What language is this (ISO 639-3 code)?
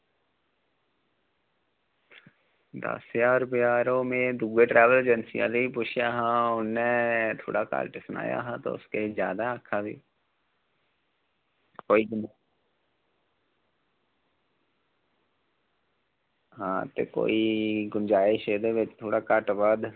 doi